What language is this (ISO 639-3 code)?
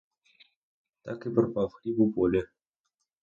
ukr